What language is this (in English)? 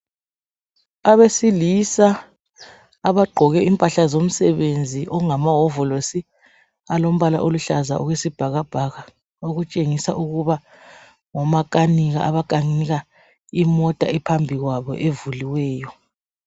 North Ndebele